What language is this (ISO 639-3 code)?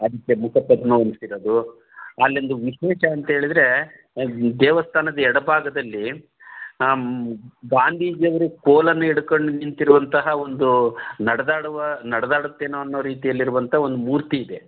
kan